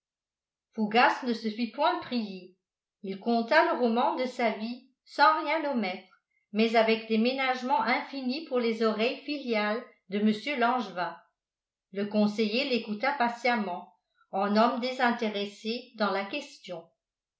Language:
French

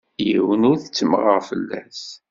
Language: Kabyle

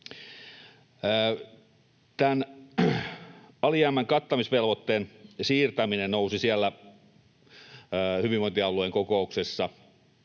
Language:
Finnish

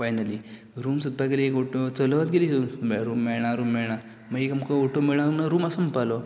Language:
Konkani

